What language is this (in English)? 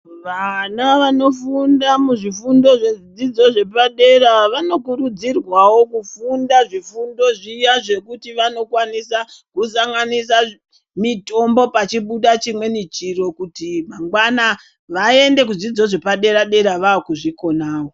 Ndau